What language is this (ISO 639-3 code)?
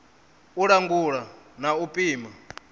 ven